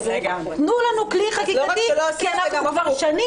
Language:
Hebrew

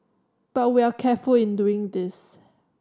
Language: English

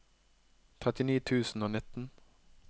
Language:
Norwegian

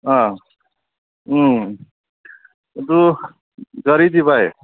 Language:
Manipuri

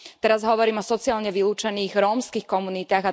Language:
Slovak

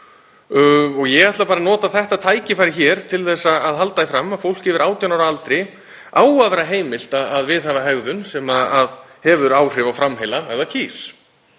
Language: Icelandic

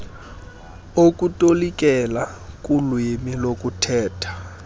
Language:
Xhosa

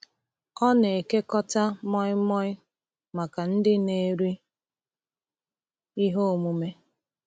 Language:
Igbo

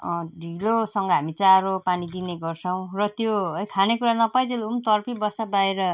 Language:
Nepali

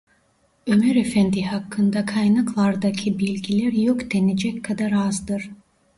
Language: Turkish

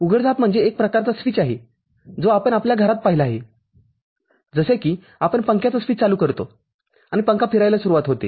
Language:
Marathi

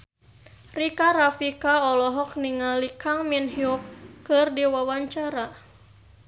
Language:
Sundanese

